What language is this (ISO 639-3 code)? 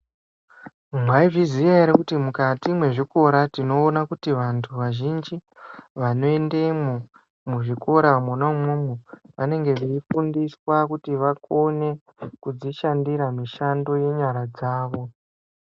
ndc